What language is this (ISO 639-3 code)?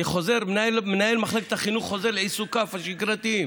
heb